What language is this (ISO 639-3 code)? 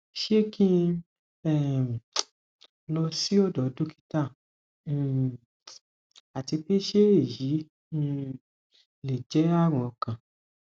yor